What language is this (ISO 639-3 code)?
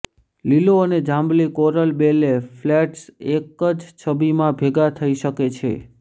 guj